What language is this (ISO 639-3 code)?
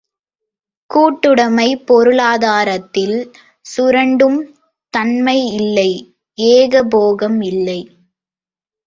tam